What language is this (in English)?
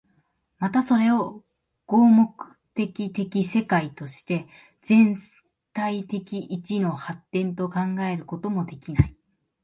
Japanese